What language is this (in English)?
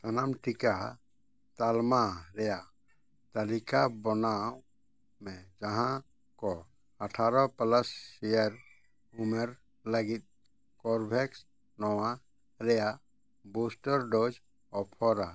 Santali